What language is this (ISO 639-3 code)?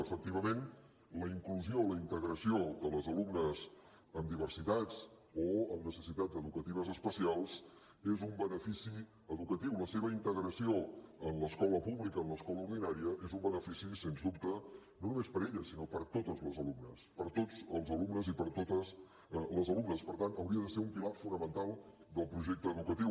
cat